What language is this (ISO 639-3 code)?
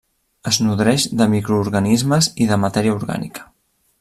cat